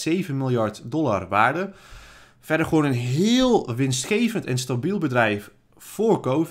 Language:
Dutch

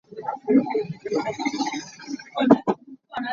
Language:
Hakha Chin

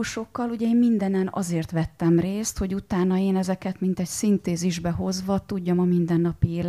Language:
Hungarian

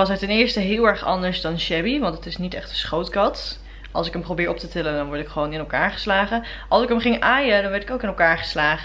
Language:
Dutch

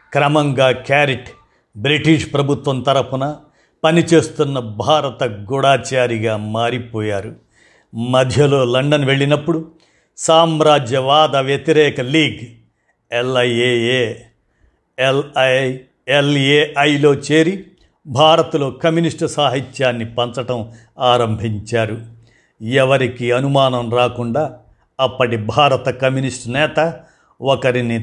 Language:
Telugu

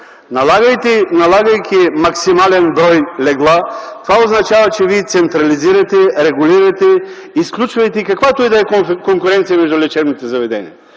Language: Bulgarian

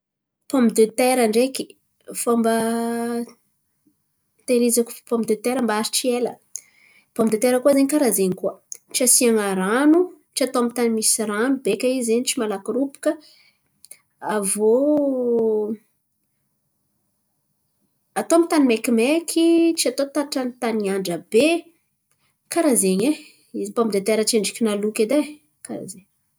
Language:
Antankarana Malagasy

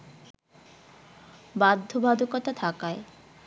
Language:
Bangla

